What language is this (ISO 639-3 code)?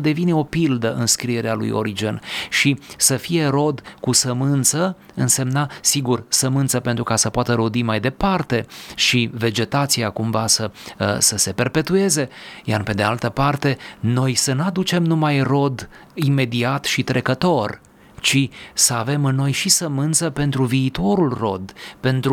ron